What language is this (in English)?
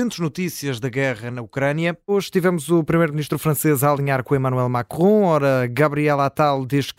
Portuguese